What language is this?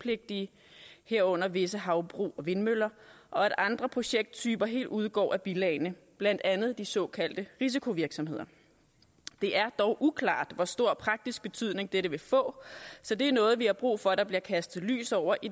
Danish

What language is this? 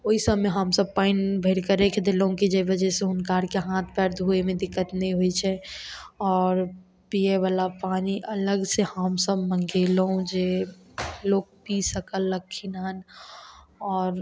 Maithili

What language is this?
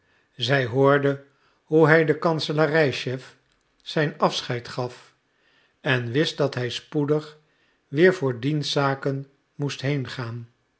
Dutch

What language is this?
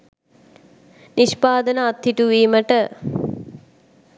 Sinhala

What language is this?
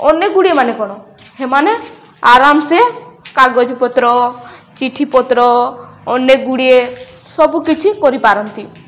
Odia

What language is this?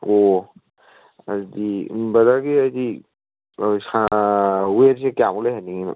Manipuri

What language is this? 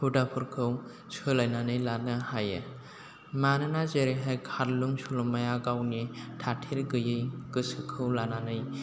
Bodo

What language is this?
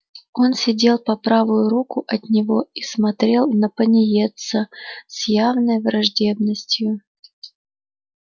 Russian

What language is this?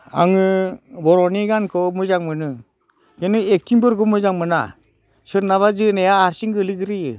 Bodo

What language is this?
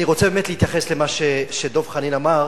Hebrew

